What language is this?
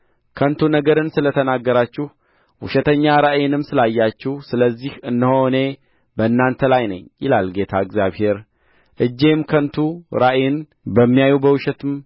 Amharic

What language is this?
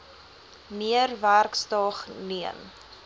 Afrikaans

